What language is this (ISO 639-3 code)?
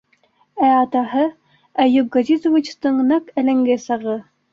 bak